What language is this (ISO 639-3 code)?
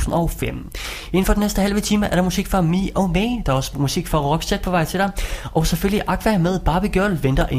dan